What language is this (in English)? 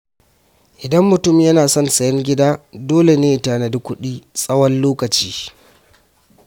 Hausa